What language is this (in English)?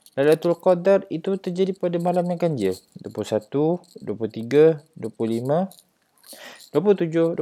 Malay